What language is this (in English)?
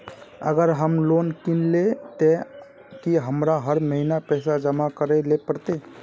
Magahi